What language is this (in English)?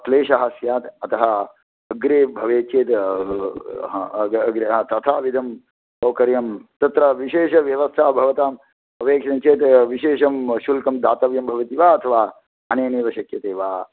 Sanskrit